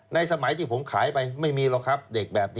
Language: Thai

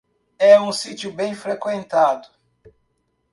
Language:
Portuguese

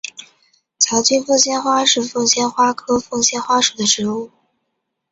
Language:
Chinese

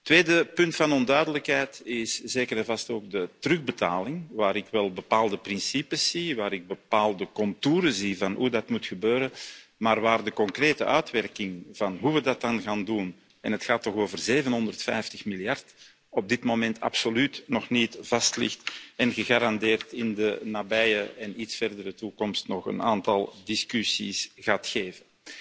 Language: Dutch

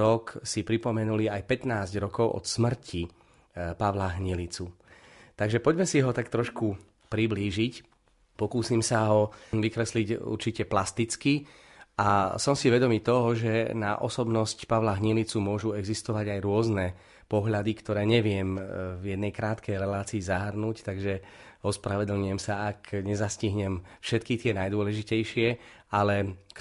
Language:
Slovak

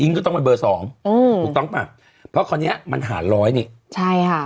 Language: Thai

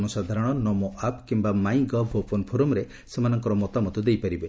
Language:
Odia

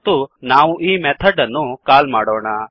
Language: Kannada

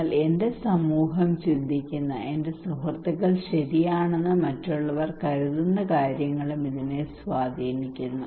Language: Malayalam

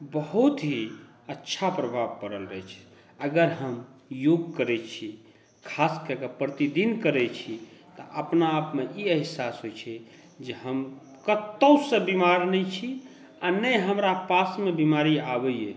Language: Maithili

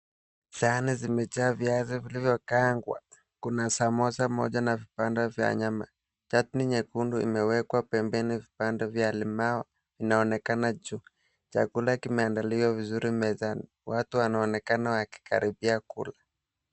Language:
Swahili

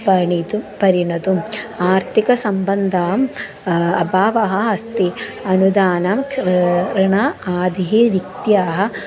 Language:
Sanskrit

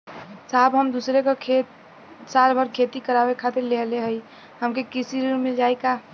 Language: Bhojpuri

